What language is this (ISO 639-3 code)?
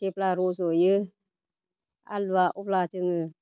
brx